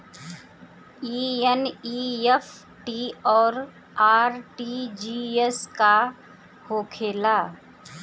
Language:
Bhojpuri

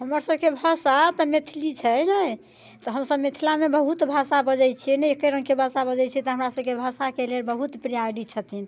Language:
Maithili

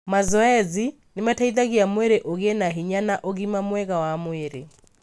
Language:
Kikuyu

